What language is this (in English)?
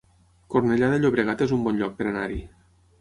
Catalan